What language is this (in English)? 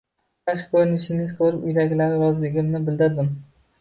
Uzbek